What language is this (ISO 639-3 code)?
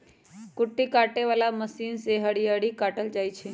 mag